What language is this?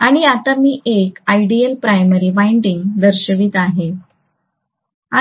Marathi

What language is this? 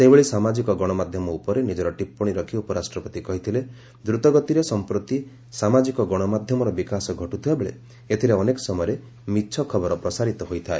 Odia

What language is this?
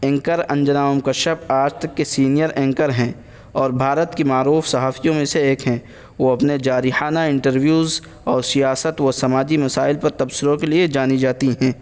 Urdu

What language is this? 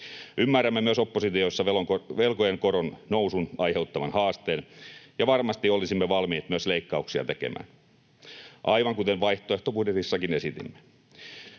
Finnish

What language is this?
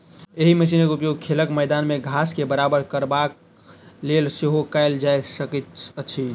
Maithili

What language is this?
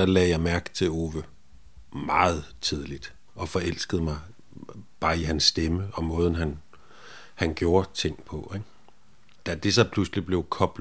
Danish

